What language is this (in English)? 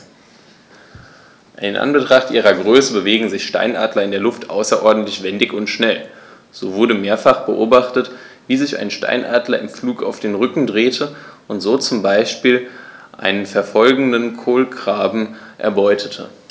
German